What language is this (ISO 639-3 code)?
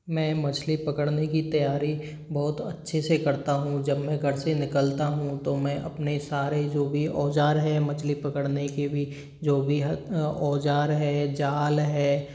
hin